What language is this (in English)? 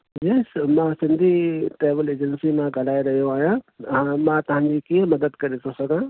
Sindhi